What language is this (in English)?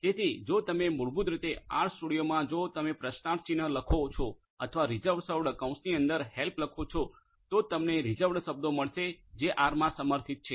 Gujarati